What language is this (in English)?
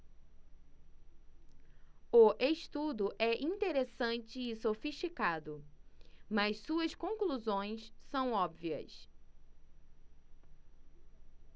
Portuguese